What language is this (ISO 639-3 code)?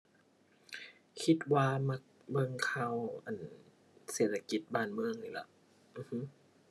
tha